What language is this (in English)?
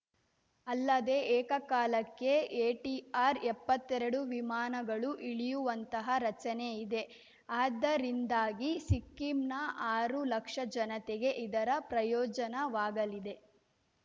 Kannada